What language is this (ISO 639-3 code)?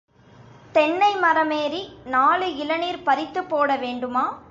tam